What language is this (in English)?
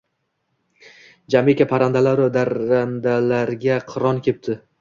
Uzbek